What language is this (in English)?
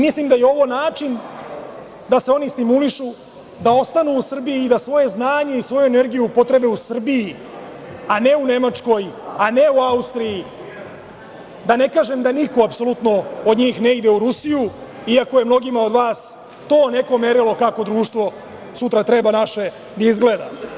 Serbian